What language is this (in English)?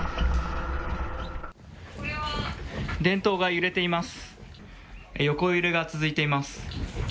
Japanese